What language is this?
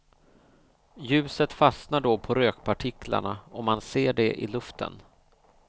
Swedish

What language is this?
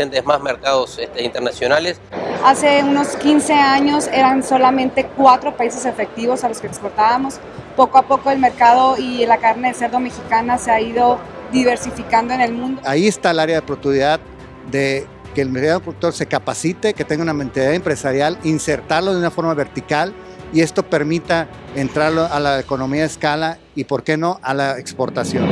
Spanish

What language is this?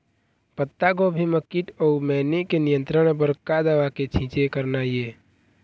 Chhattisgarhi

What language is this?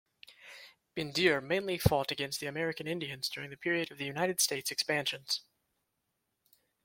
English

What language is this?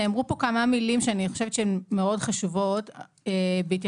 Hebrew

